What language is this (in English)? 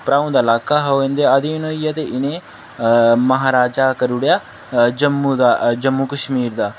Dogri